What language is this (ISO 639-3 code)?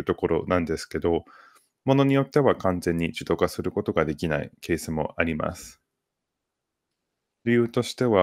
jpn